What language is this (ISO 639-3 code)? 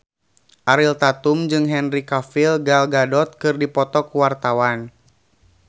sun